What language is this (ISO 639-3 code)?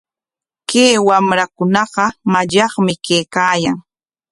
qwa